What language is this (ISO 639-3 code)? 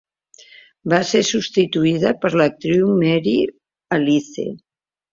cat